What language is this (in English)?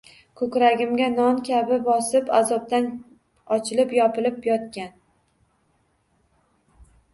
Uzbek